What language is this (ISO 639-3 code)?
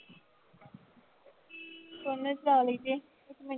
pan